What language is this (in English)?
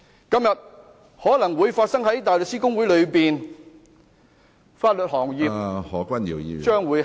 Cantonese